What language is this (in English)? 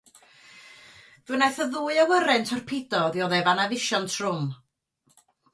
Welsh